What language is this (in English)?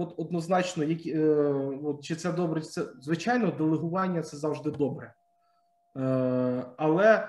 Ukrainian